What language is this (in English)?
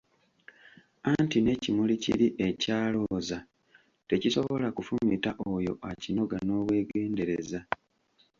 Ganda